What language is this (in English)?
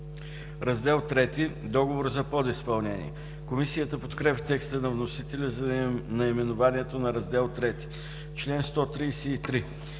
Bulgarian